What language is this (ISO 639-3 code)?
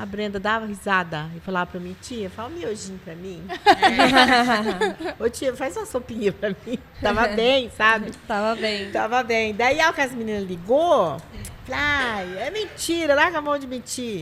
por